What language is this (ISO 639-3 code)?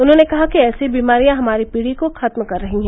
hin